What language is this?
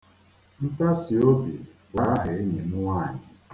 Igbo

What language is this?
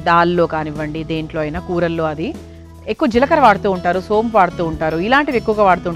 Telugu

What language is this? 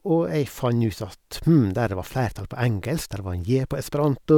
Norwegian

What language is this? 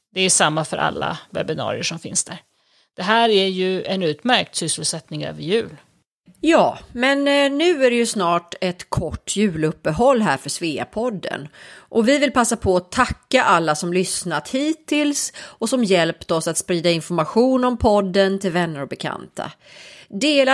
Swedish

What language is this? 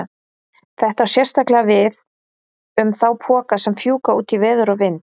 Icelandic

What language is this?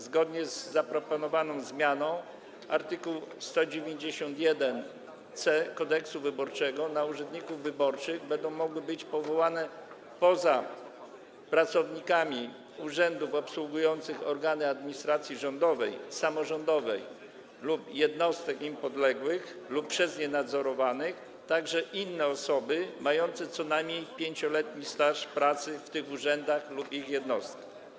Polish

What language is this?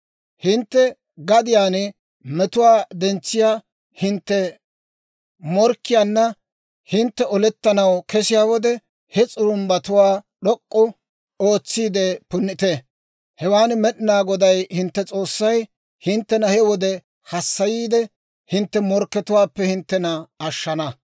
Dawro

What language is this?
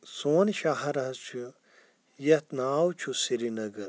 Kashmiri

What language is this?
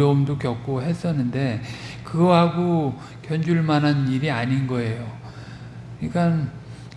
Korean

